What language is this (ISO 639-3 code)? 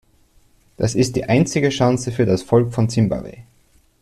deu